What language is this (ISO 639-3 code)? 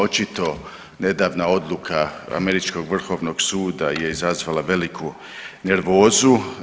hrv